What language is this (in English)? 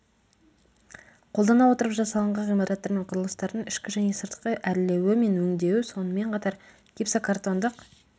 Kazakh